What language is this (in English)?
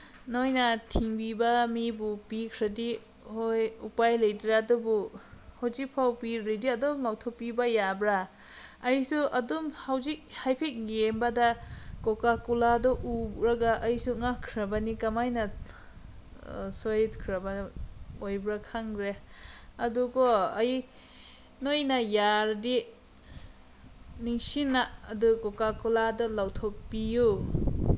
Manipuri